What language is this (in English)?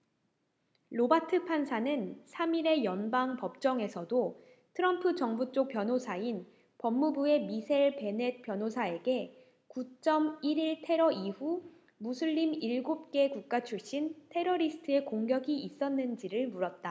Korean